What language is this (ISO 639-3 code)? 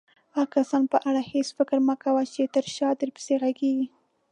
pus